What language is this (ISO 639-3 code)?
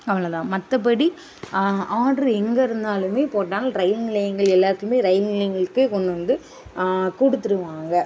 tam